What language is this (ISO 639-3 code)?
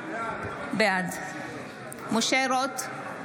heb